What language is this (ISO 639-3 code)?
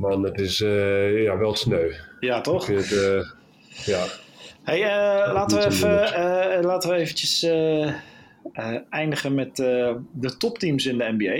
nld